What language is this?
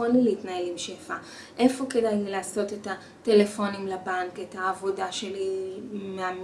Hebrew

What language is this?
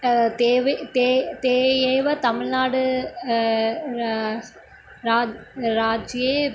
Sanskrit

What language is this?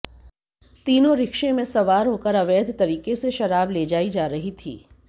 Hindi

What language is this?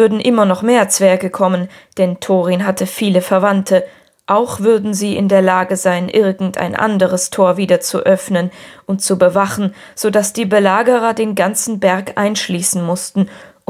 German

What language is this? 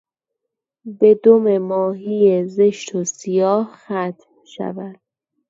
Persian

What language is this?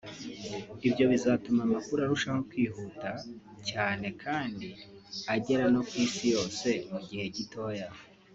Kinyarwanda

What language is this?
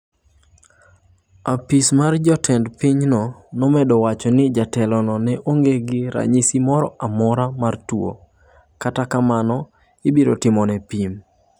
Luo (Kenya and Tanzania)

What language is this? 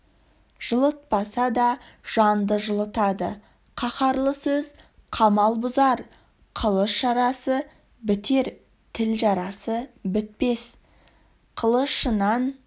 Kazakh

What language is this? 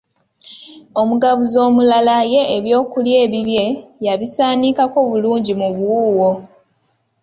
Ganda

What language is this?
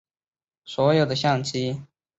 Chinese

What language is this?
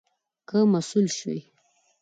Pashto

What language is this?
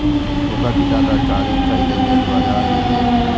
Maithili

